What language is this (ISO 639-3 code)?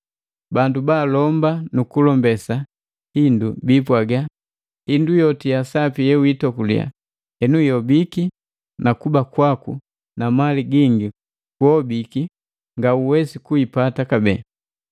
mgv